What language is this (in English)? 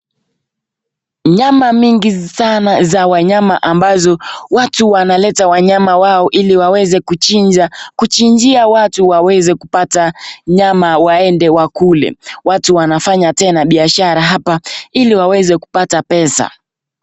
Swahili